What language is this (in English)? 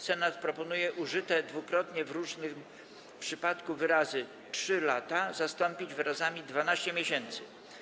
Polish